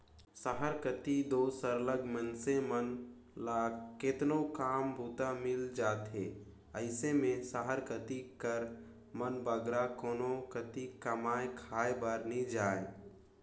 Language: Chhattisgarhi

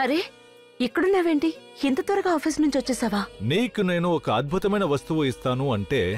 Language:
Telugu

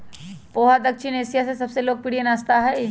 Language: Magahi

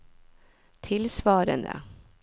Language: Norwegian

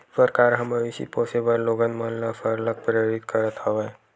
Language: Chhattisgarhi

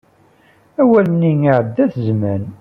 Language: Kabyle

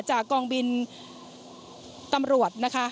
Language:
Thai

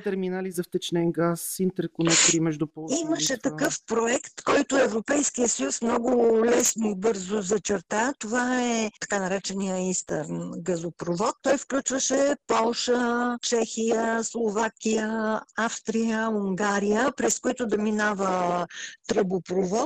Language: Bulgarian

